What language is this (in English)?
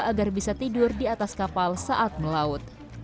Indonesian